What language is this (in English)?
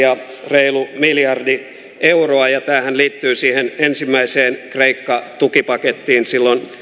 Finnish